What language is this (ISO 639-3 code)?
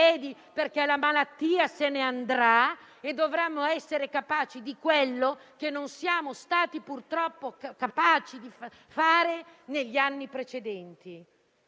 ita